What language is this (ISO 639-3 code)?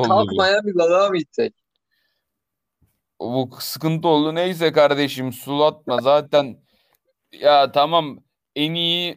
tur